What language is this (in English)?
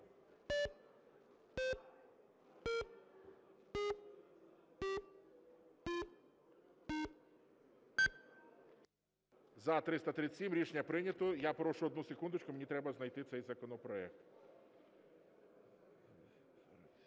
Ukrainian